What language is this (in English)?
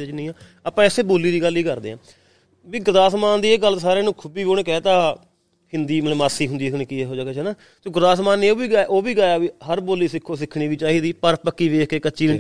Punjabi